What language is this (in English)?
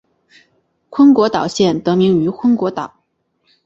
Chinese